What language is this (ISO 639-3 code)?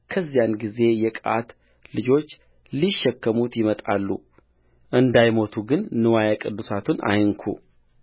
amh